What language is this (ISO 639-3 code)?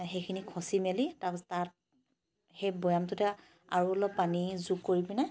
asm